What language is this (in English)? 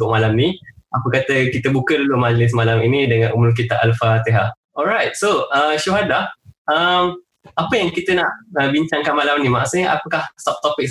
Malay